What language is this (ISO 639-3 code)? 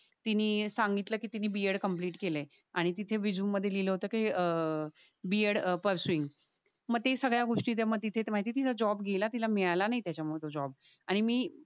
mar